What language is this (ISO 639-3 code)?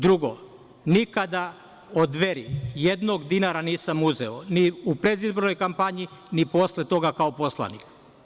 srp